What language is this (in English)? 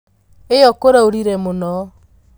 Kikuyu